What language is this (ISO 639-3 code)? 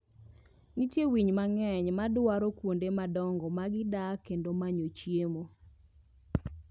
luo